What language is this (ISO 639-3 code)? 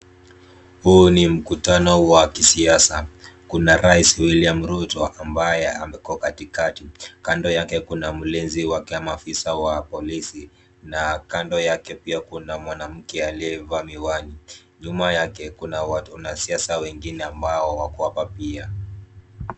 swa